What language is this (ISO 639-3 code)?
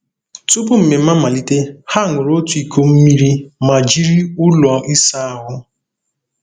ibo